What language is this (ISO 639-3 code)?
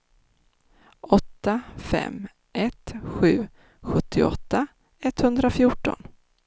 swe